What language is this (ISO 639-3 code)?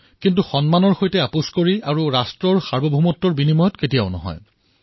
asm